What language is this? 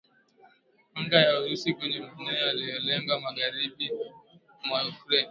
Swahili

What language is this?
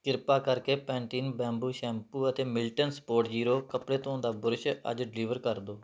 Punjabi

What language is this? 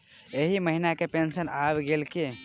Maithili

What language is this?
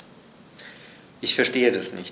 German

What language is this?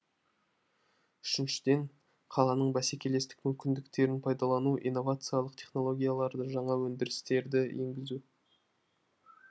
Kazakh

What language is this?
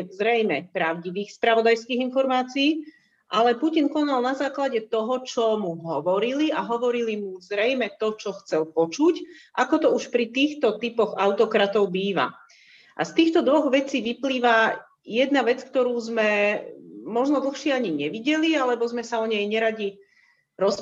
Slovak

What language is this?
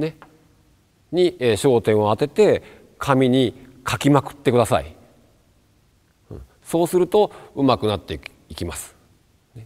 Japanese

